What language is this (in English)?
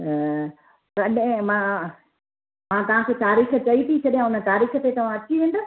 Sindhi